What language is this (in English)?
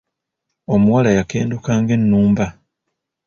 Ganda